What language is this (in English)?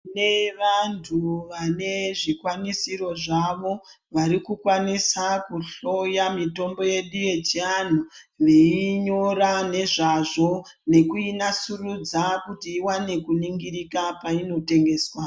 Ndau